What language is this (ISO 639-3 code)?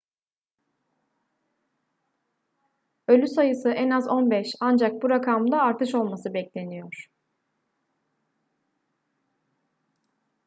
tur